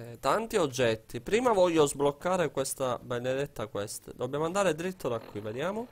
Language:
Italian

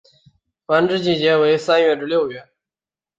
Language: Chinese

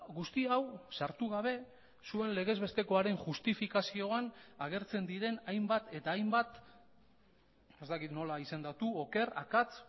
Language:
Basque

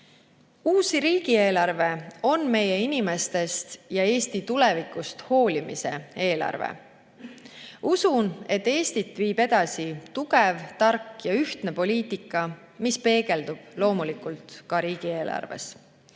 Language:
Estonian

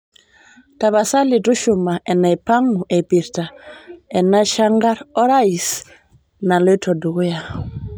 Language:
Masai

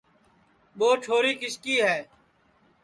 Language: Sansi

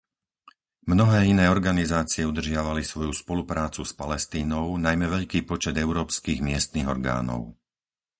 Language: Slovak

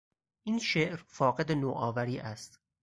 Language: Persian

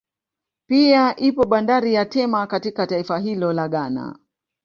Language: Swahili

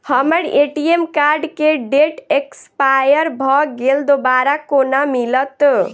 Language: Maithili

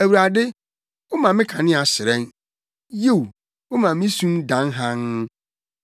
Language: Akan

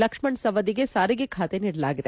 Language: Kannada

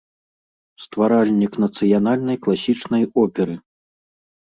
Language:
Belarusian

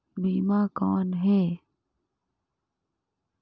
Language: Chhattisgarhi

